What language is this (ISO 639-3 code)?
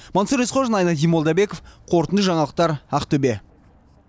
kaz